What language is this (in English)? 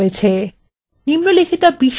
Bangla